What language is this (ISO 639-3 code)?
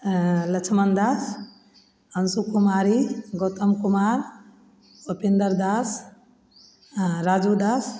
mai